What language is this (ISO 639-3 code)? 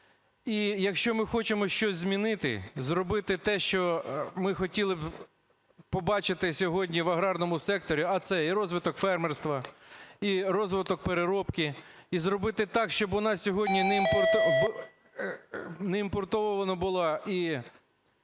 ukr